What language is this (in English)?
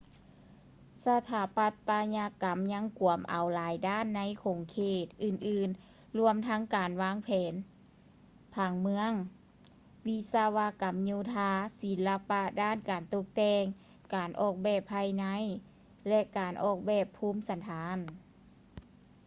Lao